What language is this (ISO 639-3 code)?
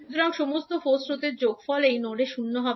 ben